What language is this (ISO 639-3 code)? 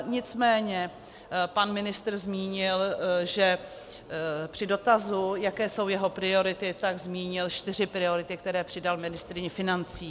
ces